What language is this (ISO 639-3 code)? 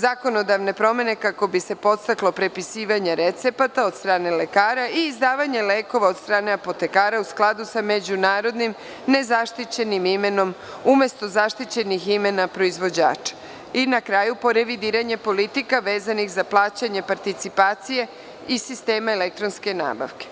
srp